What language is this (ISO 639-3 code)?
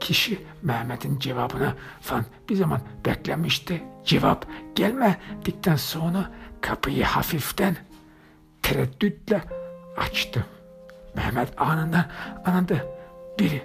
tur